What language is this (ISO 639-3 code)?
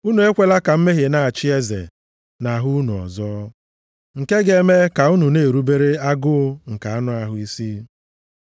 ibo